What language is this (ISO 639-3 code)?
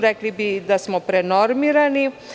srp